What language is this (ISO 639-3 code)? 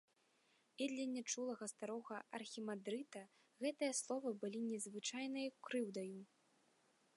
bel